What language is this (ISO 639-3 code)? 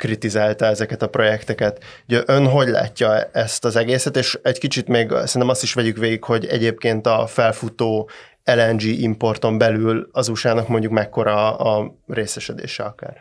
hun